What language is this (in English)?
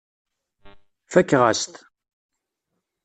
Kabyle